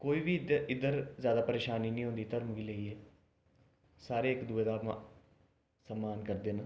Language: Dogri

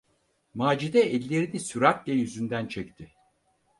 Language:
Turkish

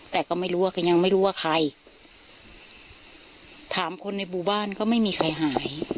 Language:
Thai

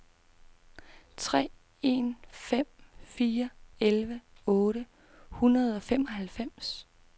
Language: Danish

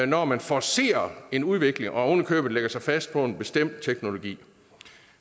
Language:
Danish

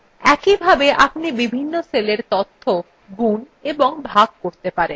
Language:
Bangla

